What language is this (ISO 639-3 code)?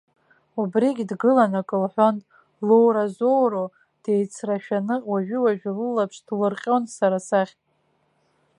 abk